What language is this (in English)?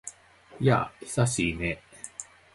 Japanese